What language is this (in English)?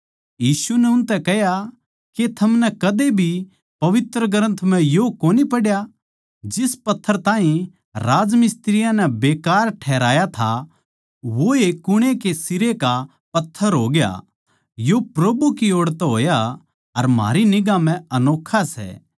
Haryanvi